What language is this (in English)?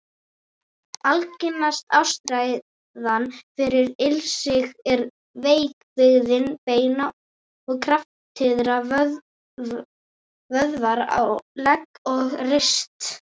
Icelandic